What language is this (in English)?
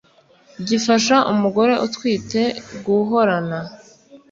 Kinyarwanda